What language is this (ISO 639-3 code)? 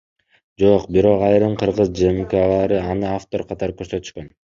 kir